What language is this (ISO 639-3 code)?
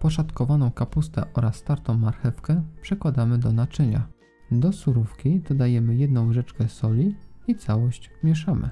pol